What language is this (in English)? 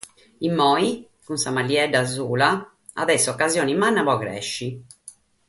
Sardinian